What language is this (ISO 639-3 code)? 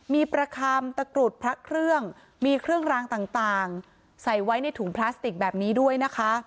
tha